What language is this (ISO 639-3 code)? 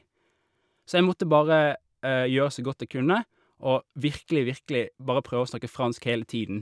nor